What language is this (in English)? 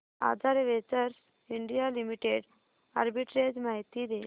Marathi